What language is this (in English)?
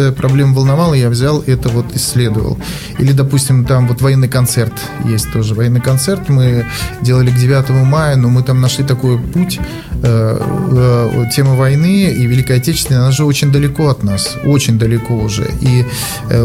Russian